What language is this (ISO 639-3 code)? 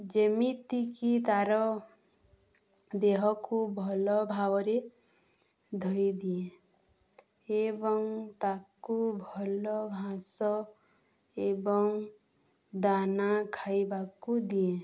ori